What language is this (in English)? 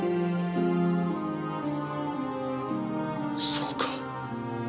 Japanese